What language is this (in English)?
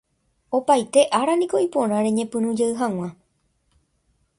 Guarani